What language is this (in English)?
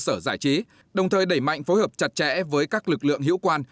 Vietnamese